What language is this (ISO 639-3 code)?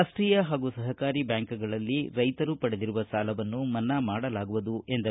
kan